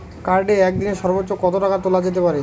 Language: Bangla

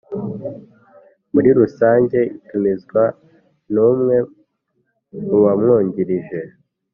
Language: Kinyarwanda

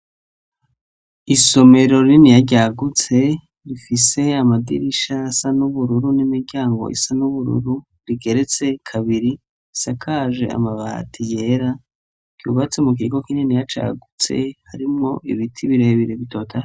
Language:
Rundi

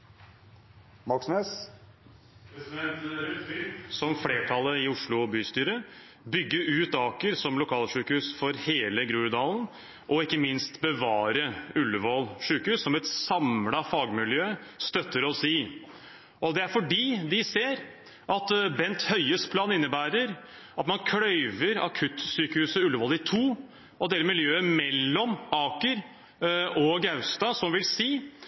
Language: Norwegian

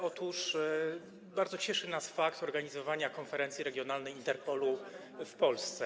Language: Polish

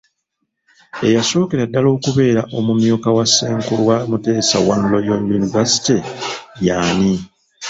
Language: Ganda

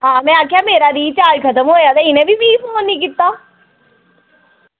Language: Dogri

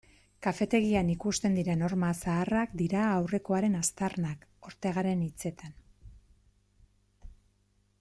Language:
Basque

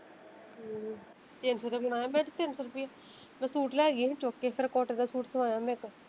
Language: Punjabi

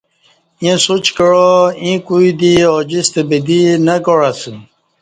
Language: Kati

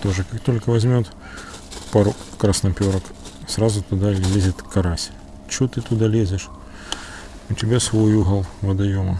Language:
Russian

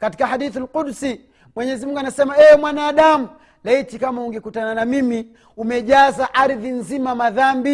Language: Swahili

